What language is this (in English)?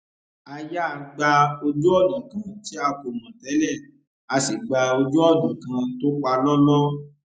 Yoruba